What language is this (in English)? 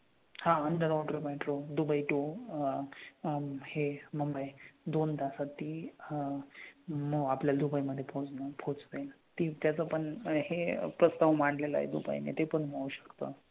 Marathi